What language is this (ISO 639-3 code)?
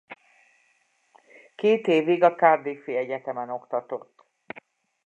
hun